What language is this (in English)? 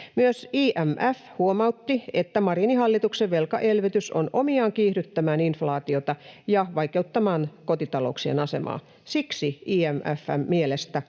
Finnish